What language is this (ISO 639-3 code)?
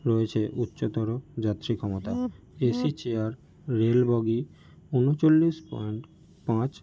ben